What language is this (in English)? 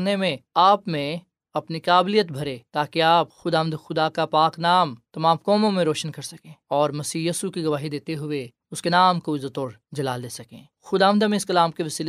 Urdu